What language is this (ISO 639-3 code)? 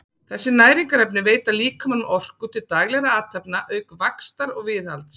isl